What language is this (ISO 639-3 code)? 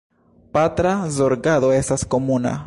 epo